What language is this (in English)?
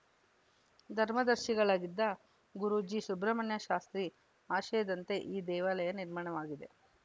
Kannada